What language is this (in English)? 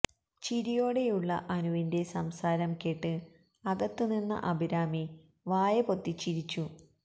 Malayalam